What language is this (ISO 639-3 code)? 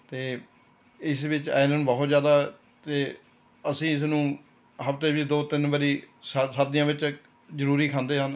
pan